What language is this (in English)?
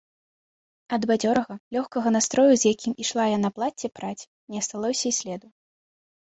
Belarusian